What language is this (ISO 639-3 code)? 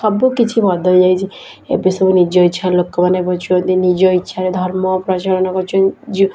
ori